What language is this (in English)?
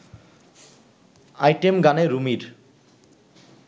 Bangla